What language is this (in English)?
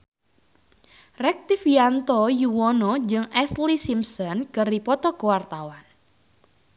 Sundanese